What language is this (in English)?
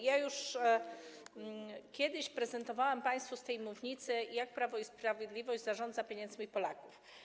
Polish